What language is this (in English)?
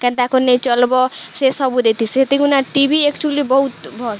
Odia